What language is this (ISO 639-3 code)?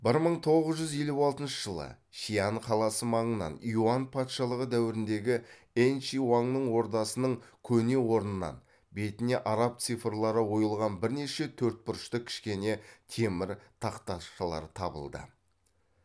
kaz